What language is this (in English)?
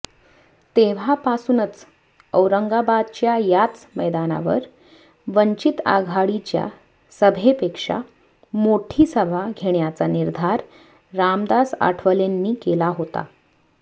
Marathi